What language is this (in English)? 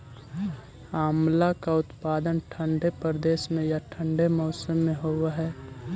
Magahi